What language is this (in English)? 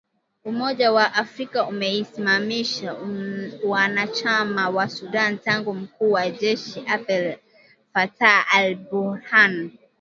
Swahili